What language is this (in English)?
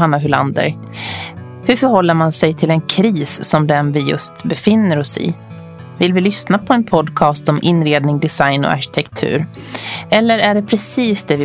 Swedish